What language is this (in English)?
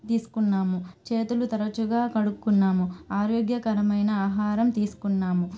Telugu